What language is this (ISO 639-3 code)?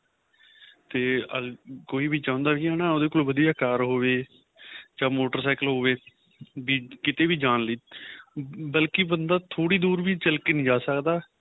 pan